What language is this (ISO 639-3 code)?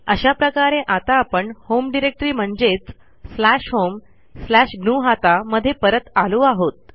mar